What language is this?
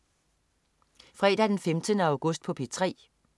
Danish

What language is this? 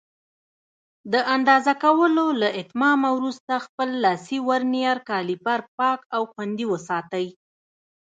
Pashto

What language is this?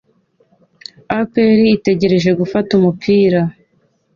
Kinyarwanda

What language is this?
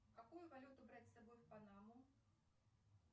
Russian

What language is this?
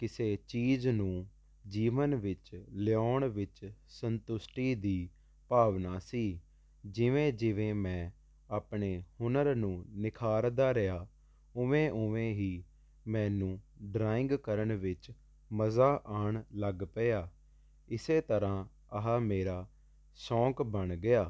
Punjabi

